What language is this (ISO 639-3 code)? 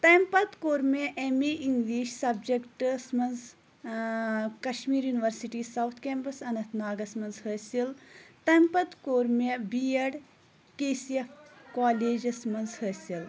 kas